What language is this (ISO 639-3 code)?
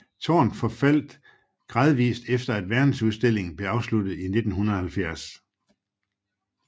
dan